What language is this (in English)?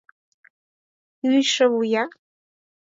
Mari